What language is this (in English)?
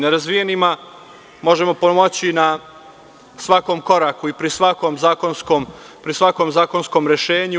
Serbian